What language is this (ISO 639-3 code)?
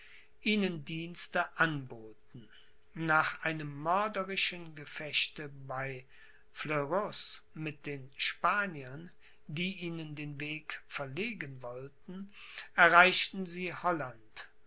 deu